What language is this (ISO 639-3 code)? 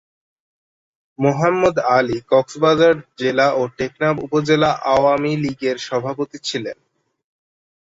ben